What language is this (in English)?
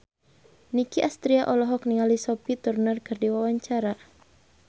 Sundanese